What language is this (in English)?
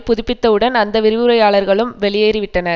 Tamil